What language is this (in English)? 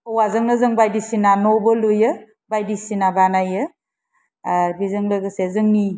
Bodo